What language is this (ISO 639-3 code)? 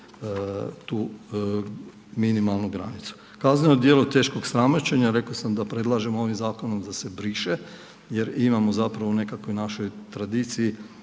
hrv